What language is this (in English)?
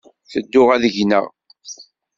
Kabyle